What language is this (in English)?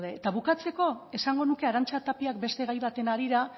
Basque